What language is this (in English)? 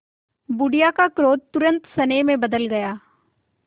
Hindi